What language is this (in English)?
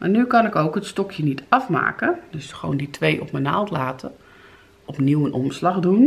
Dutch